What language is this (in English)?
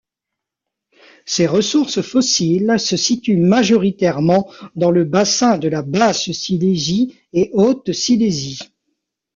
French